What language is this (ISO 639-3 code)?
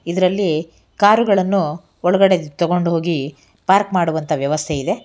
kan